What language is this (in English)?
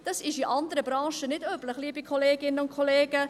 Swiss German